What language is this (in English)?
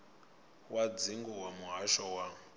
Venda